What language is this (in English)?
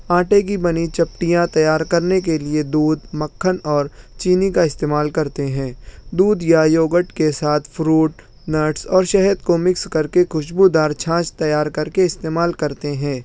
Urdu